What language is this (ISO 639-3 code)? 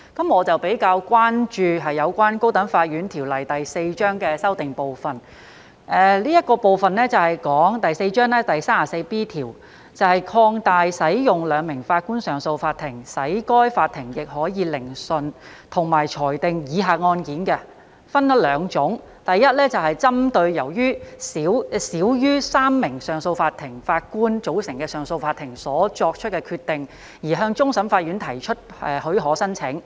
yue